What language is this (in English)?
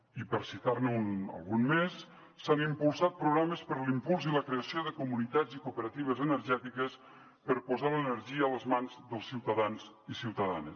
Catalan